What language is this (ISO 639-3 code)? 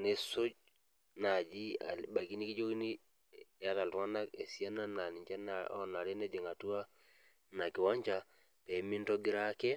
mas